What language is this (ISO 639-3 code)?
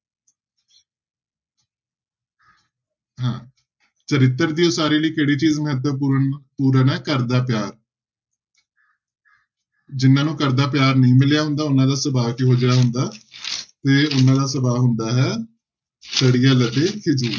pan